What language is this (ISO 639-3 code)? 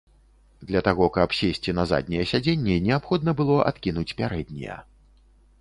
bel